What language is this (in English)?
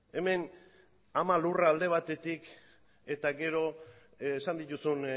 Basque